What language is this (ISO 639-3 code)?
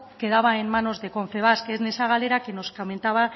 spa